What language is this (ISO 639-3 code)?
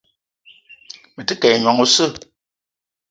eto